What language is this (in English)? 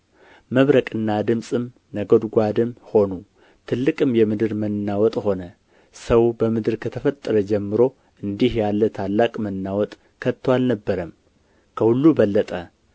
Amharic